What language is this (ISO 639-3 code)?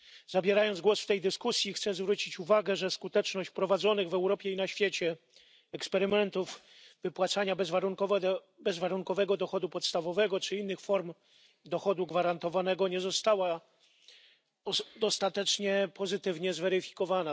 pol